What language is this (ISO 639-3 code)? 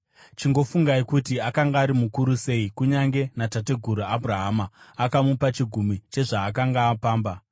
sna